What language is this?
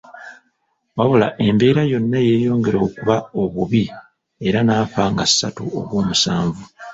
Ganda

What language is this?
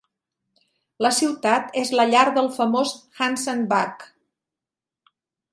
Catalan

